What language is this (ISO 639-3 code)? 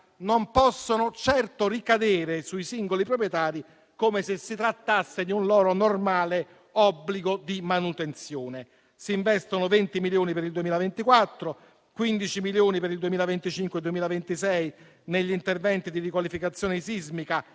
ita